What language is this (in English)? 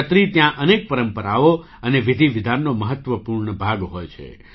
Gujarati